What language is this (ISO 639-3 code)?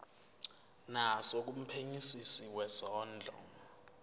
zul